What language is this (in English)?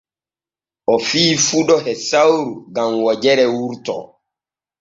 Borgu Fulfulde